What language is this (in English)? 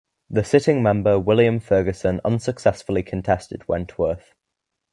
English